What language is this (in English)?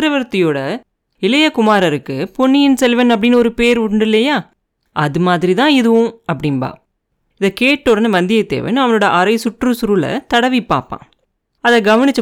Tamil